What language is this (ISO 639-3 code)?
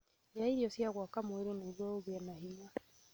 kik